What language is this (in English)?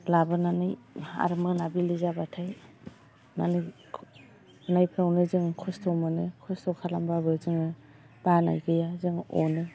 Bodo